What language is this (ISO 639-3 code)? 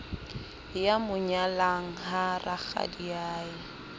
sot